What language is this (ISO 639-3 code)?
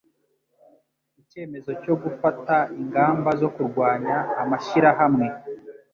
kin